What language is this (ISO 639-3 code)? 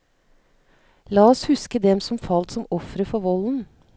nor